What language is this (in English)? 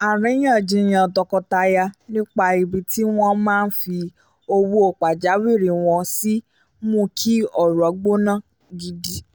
Yoruba